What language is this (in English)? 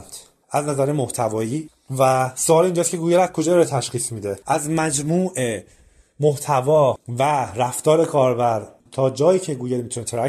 Persian